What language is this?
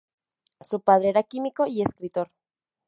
Spanish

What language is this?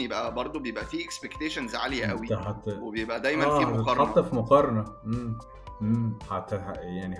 Arabic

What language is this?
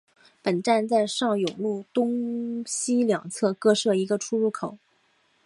Chinese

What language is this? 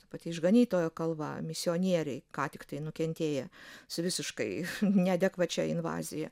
Lithuanian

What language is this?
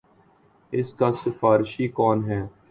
Urdu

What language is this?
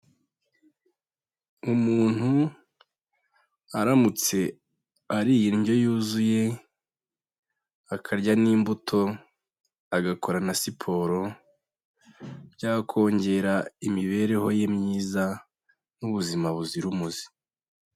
Kinyarwanda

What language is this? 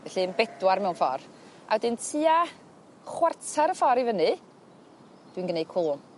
Welsh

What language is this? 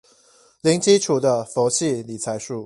Chinese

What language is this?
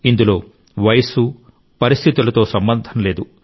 Telugu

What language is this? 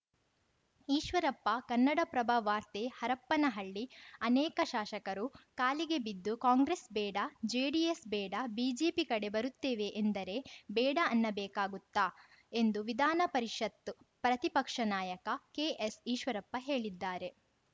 Kannada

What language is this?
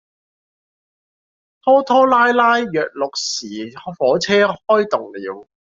Cantonese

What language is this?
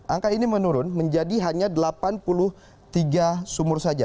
Indonesian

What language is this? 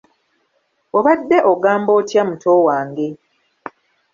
Ganda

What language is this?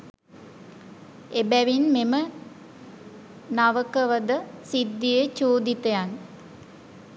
Sinhala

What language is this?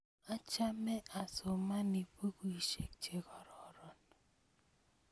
Kalenjin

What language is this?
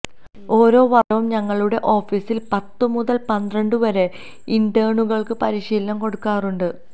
Malayalam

